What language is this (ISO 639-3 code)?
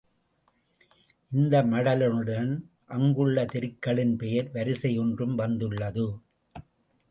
tam